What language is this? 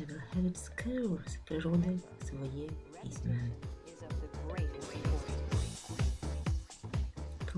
Ukrainian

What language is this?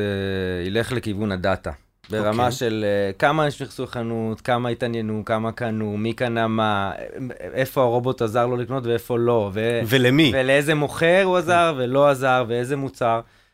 Hebrew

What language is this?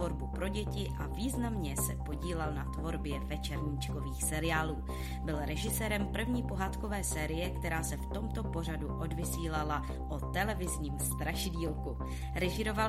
Czech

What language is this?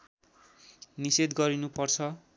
Nepali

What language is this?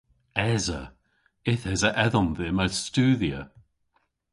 Cornish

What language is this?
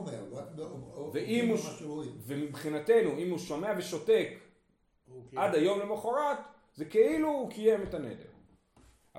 Hebrew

